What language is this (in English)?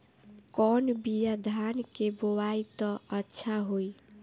Bhojpuri